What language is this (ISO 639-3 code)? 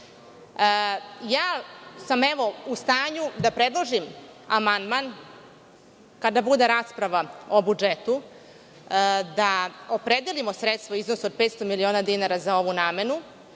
srp